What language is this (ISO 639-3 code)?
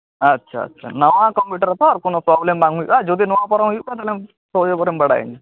sat